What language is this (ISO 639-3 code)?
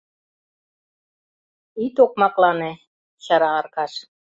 chm